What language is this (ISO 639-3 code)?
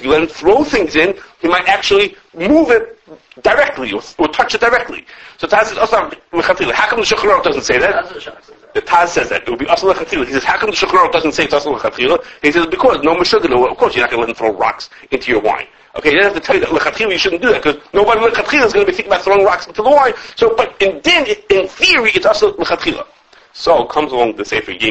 eng